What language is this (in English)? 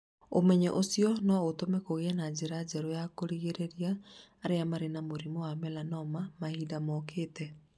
Kikuyu